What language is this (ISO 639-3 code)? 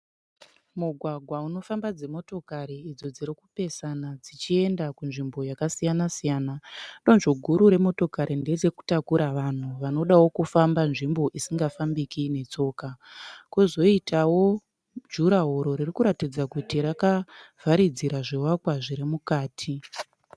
sna